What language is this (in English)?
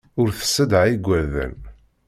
Kabyle